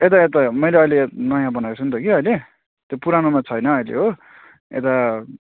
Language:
Nepali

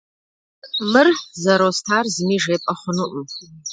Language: Kabardian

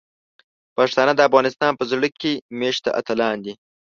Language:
Pashto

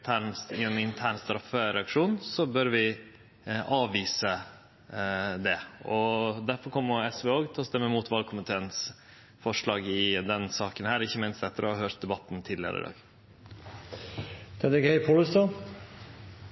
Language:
Norwegian Nynorsk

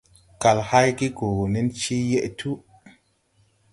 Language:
Tupuri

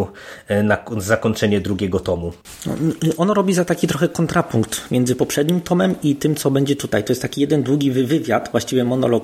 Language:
Polish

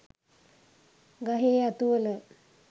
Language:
Sinhala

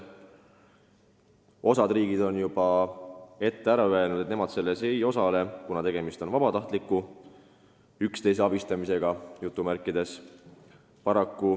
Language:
Estonian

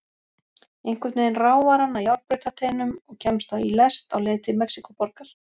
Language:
Icelandic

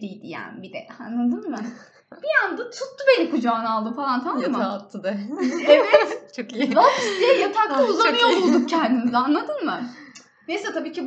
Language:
Turkish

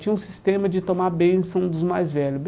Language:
Portuguese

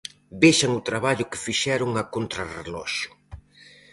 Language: Galician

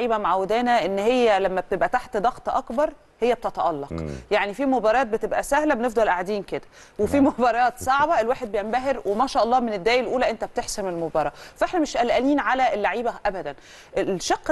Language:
Arabic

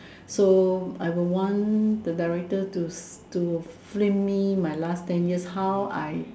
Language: English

